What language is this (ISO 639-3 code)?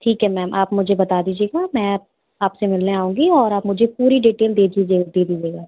hin